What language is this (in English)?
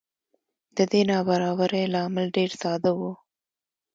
Pashto